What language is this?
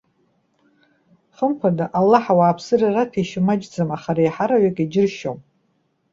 Abkhazian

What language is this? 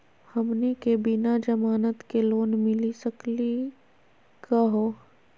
Magahi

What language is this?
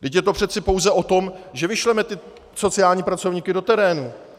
Czech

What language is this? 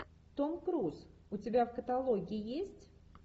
Russian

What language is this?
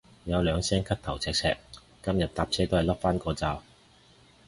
Cantonese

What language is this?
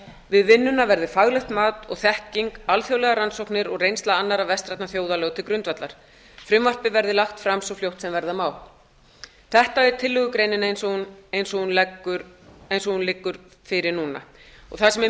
Icelandic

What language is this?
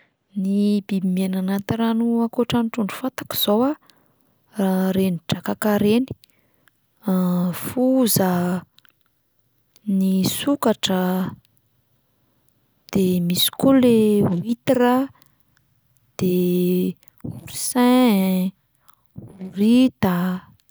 Malagasy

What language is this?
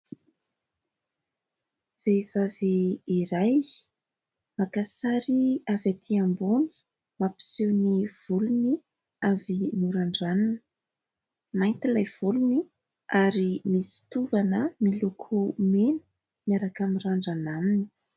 Malagasy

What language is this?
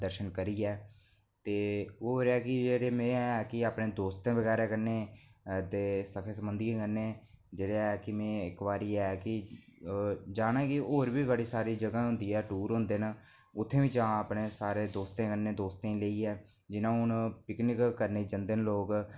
Dogri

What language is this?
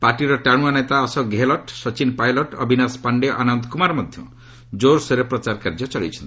Odia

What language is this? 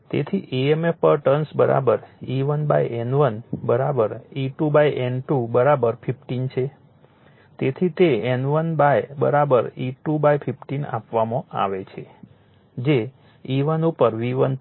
Gujarati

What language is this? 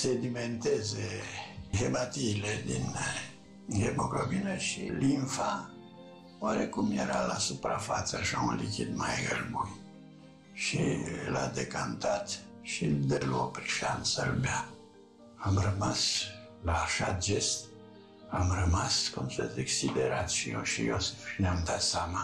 Romanian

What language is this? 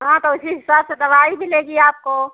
Hindi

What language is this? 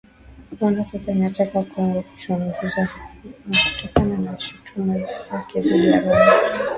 Swahili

